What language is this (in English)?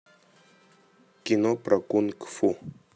Russian